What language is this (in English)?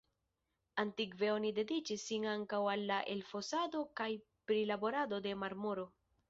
Esperanto